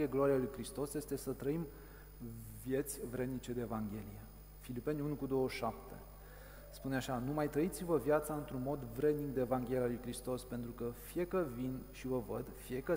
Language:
Romanian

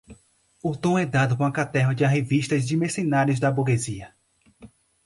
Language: Portuguese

